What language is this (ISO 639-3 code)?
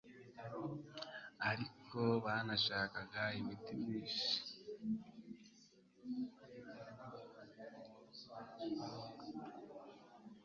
kin